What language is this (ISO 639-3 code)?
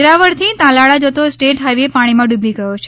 guj